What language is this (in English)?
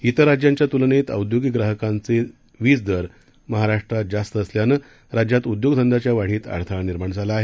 Marathi